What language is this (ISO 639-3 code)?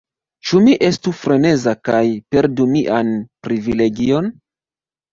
epo